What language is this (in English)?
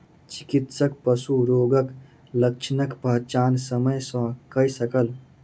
Maithili